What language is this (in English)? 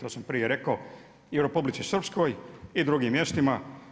Croatian